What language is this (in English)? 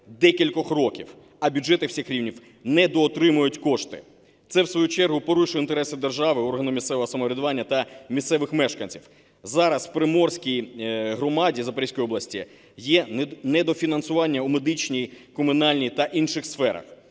Ukrainian